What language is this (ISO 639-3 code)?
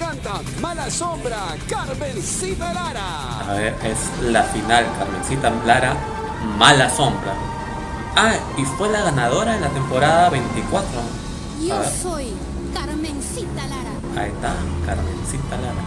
spa